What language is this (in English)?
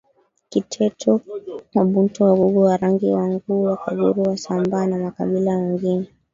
Swahili